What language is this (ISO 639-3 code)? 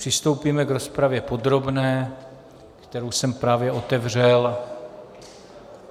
ces